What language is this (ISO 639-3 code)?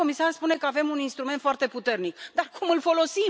ron